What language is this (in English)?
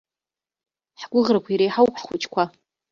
Abkhazian